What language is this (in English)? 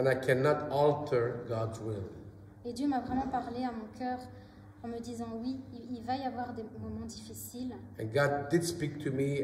French